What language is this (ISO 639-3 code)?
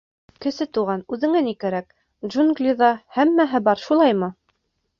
bak